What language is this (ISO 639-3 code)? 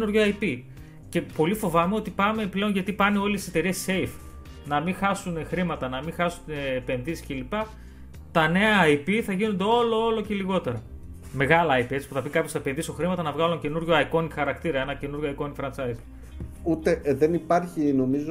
ell